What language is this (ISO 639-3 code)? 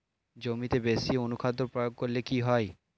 ben